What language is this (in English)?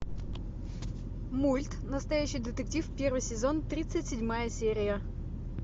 Russian